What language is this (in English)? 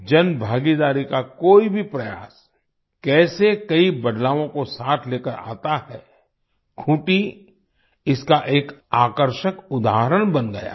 Hindi